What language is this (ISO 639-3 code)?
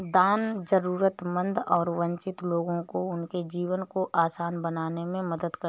hin